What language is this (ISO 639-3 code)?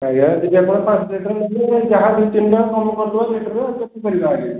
ori